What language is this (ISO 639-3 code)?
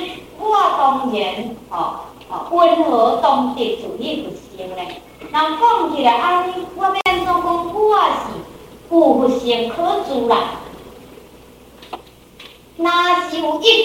zho